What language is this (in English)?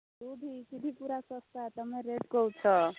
Odia